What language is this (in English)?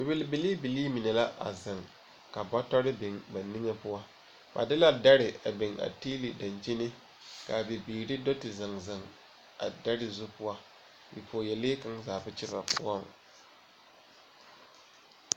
Southern Dagaare